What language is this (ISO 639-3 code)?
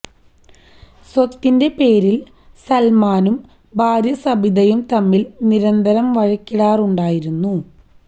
mal